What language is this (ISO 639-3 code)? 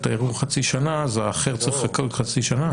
heb